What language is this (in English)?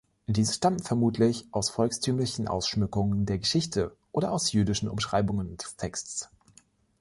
German